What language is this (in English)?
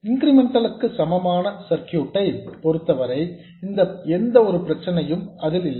Tamil